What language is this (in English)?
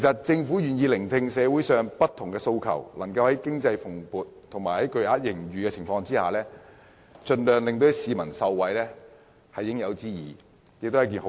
Cantonese